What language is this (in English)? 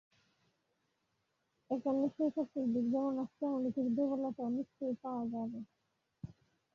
Bangla